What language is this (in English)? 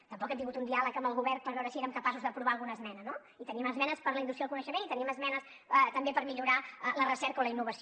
Catalan